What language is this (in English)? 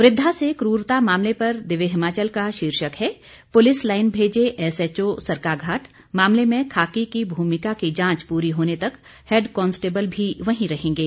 Hindi